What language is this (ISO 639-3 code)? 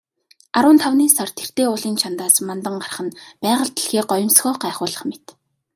mon